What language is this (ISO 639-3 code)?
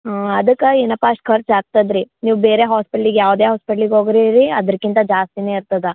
kan